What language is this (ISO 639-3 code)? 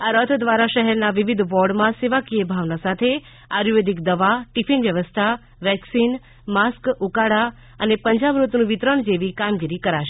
guj